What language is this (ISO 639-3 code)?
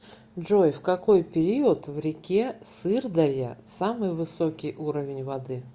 rus